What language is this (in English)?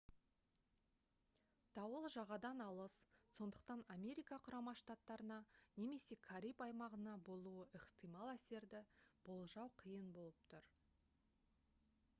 Kazakh